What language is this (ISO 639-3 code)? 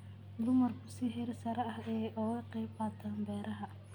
som